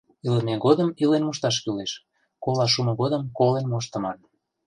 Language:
Mari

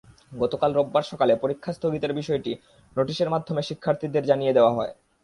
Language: Bangla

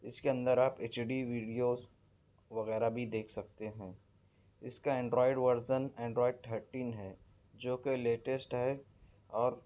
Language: Urdu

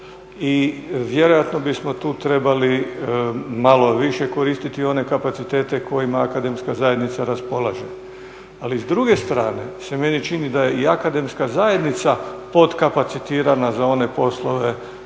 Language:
Croatian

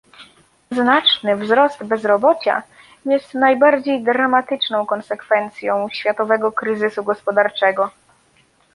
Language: Polish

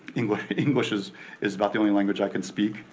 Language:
English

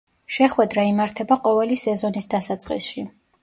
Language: Georgian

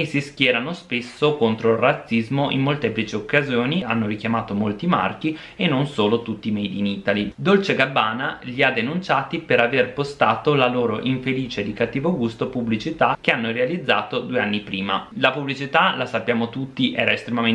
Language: Italian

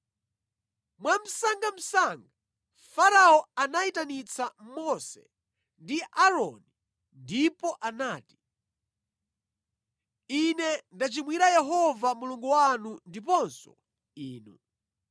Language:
Nyanja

